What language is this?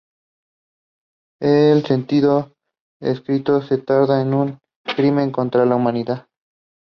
Spanish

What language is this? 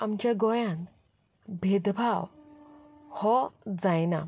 Konkani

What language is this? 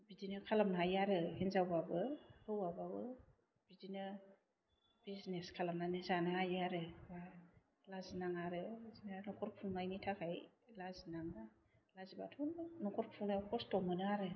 Bodo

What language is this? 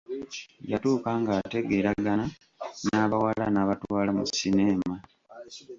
Ganda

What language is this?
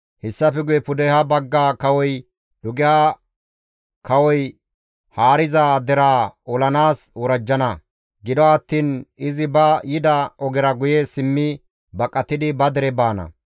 Gamo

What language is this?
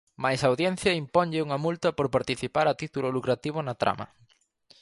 Galician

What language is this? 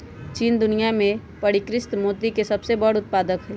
Magahi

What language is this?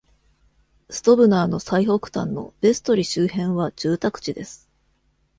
Japanese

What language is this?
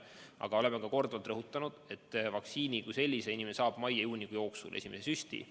Estonian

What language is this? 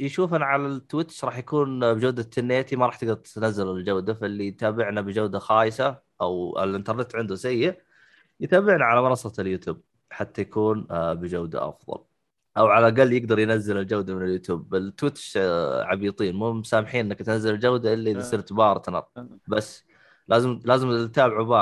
Arabic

